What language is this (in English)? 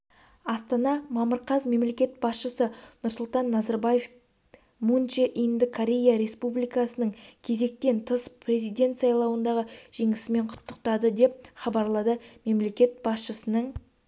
Kazakh